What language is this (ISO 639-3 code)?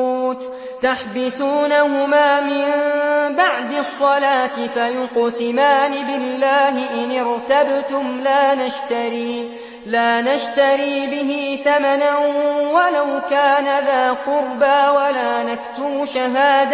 ara